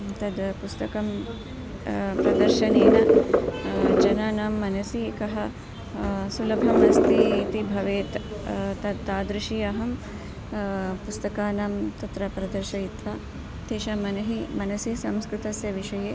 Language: Sanskrit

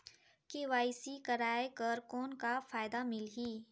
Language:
Chhattisgarhi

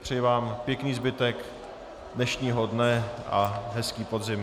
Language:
Czech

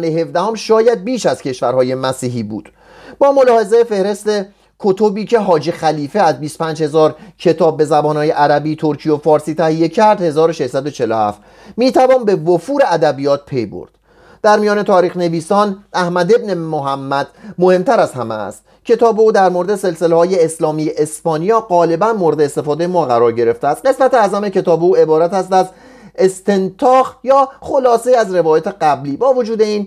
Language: Persian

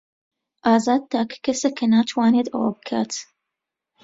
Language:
Central Kurdish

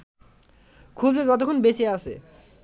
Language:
Bangla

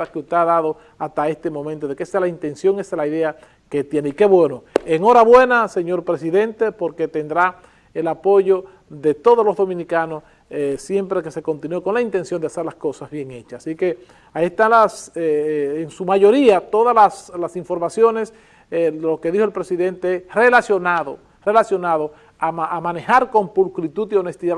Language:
Spanish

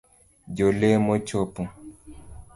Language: Luo (Kenya and Tanzania)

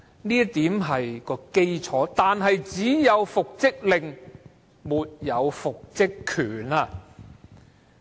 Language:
Cantonese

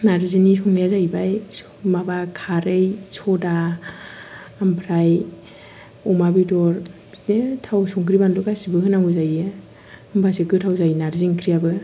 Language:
Bodo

